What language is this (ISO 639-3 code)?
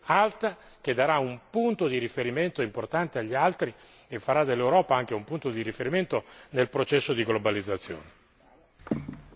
ita